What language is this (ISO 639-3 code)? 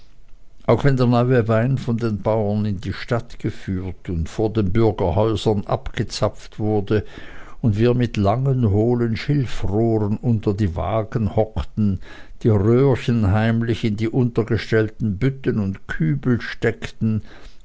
deu